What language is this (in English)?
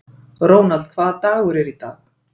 Icelandic